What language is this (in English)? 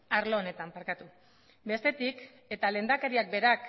Basque